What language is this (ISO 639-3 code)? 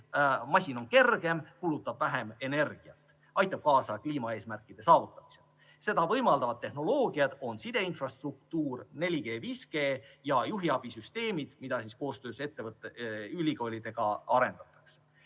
est